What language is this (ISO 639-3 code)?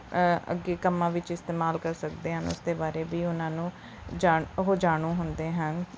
pan